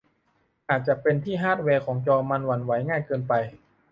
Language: Thai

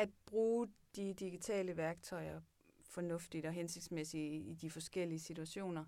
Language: Danish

